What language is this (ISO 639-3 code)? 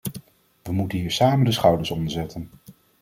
nld